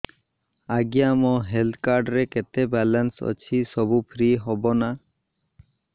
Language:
Odia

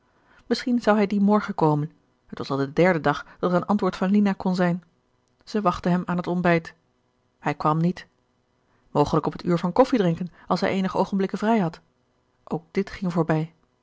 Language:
Dutch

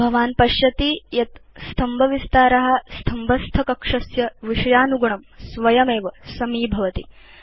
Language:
Sanskrit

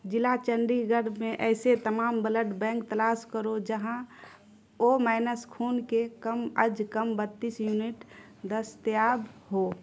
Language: Urdu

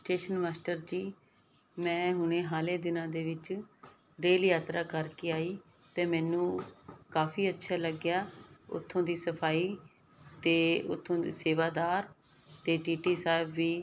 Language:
Punjabi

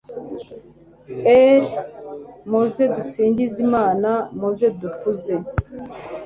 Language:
Kinyarwanda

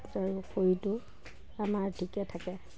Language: Assamese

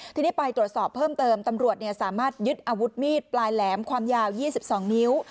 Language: Thai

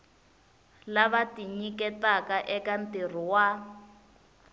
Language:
Tsonga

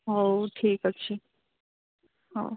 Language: Odia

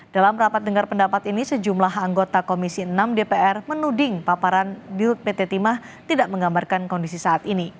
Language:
Indonesian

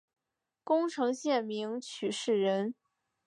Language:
Chinese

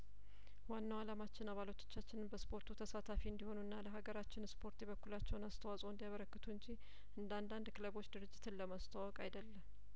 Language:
Amharic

